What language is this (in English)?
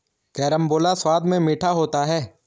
Hindi